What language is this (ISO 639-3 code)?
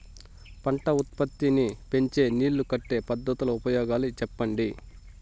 tel